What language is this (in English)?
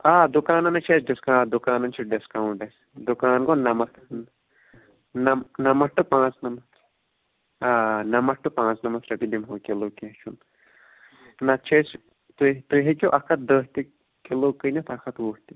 Kashmiri